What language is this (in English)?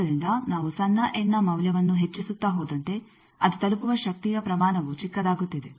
Kannada